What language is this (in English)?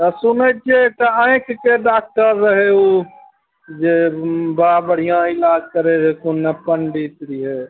Maithili